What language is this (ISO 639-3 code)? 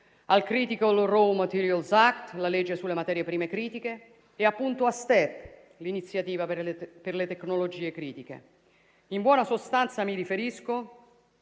ita